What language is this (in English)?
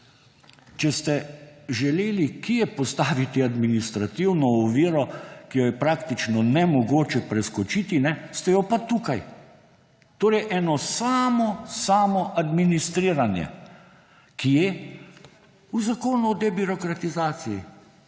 Slovenian